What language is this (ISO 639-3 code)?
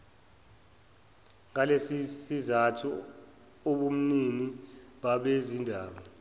zul